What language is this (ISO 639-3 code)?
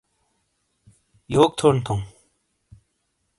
scl